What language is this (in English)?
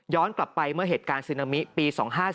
Thai